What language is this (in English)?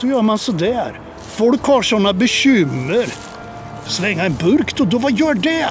Swedish